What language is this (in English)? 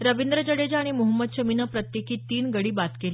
Marathi